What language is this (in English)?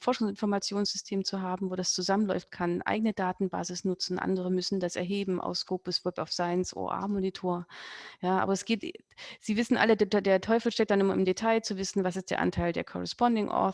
German